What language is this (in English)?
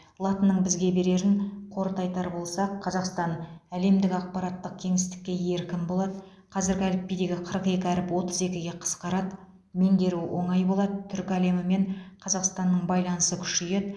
Kazakh